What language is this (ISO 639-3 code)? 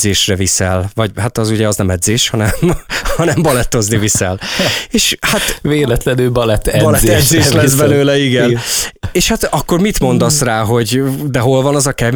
hun